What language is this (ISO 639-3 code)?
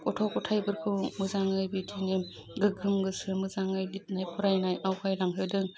brx